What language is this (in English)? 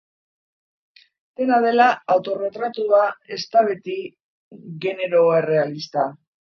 Basque